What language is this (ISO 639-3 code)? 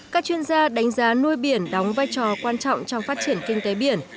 vie